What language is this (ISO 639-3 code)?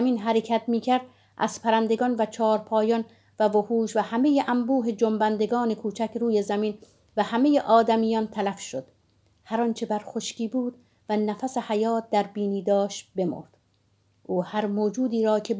fas